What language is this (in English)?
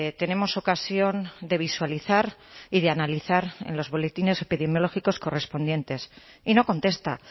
Spanish